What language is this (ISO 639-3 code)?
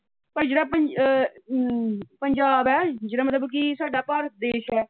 pan